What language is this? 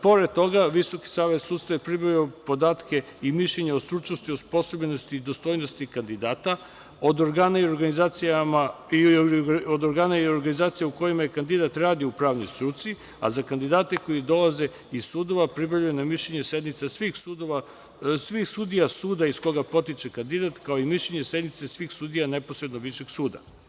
Serbian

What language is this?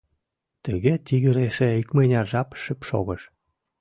Mari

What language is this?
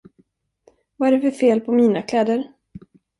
Swedish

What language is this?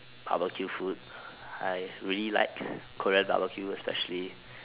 English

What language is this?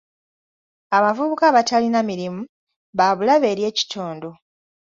Ganda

